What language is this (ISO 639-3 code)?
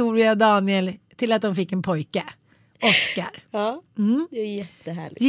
swe